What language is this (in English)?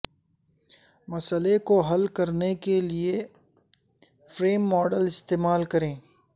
Urdu